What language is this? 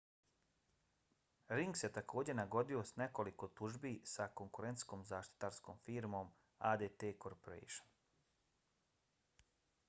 Bosnian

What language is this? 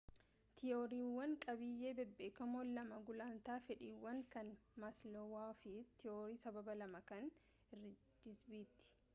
Oromo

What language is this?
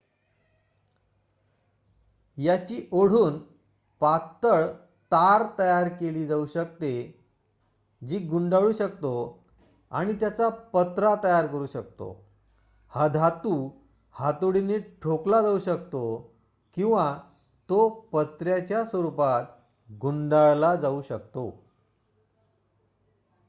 Marathi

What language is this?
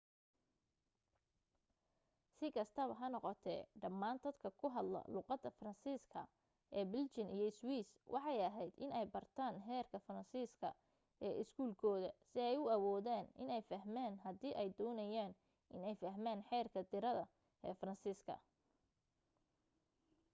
Somali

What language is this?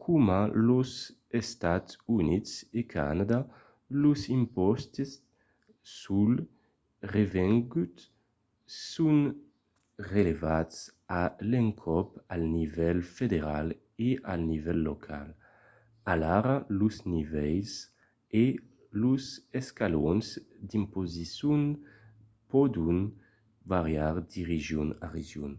Occitan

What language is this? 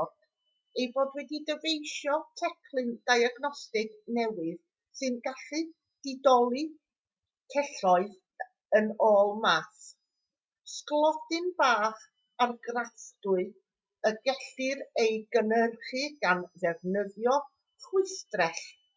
Welsh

